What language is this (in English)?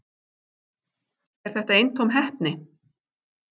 Icelandic